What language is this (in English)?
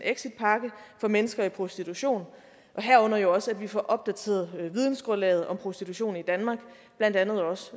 Danish